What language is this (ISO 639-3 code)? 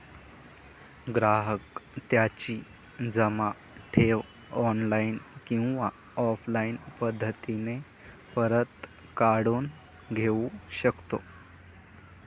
mar